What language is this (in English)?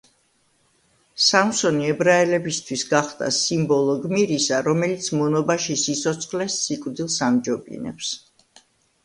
Georgian